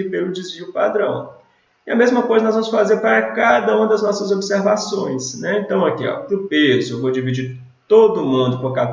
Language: Portuguese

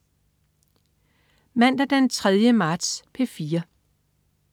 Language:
Danish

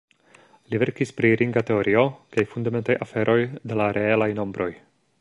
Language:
Esperanto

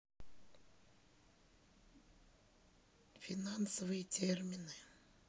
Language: Russian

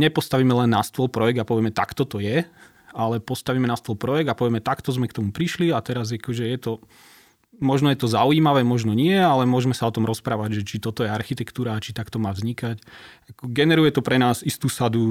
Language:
Slovak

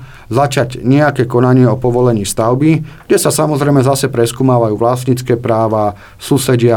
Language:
Slovak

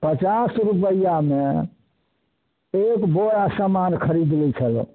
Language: Maithili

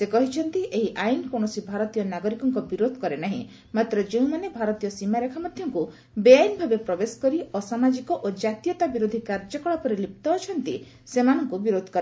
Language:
Odia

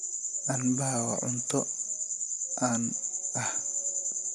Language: Somali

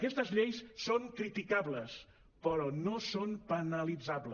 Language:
Catalan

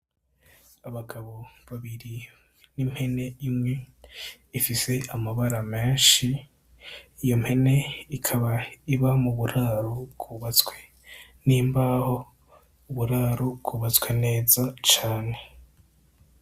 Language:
Rundi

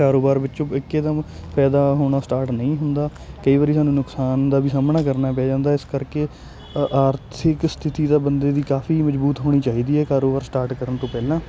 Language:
Punjabi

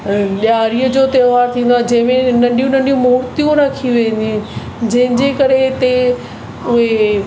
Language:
Sindhi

